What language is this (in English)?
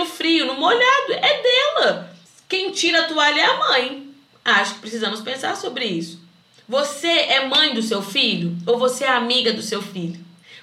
Portuguese